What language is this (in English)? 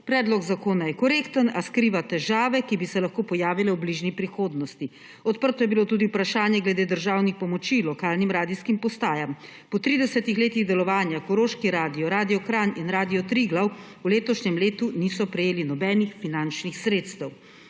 Slovenian